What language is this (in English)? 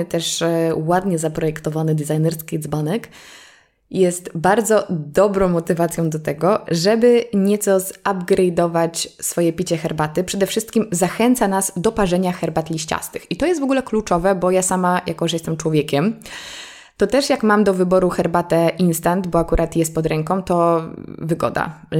Polish